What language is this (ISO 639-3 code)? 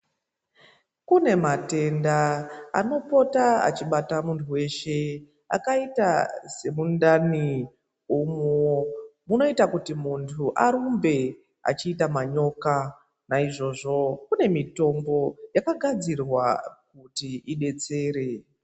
ndc